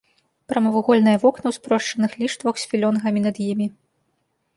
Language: Belarusian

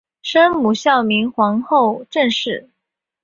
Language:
Chinese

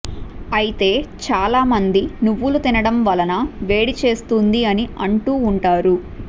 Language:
Telugu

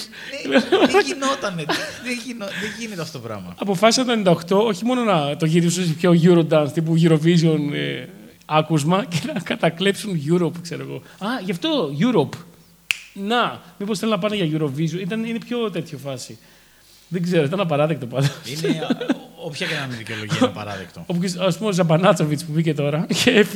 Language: Greek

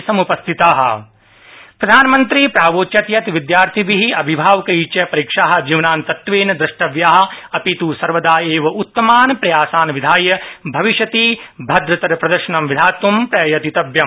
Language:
Sanskrit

